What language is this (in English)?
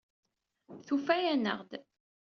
Kabyle